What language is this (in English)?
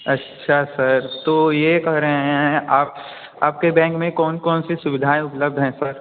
Hindi